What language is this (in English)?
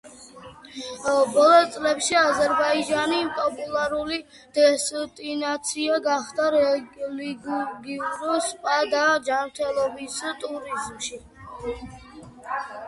Georgian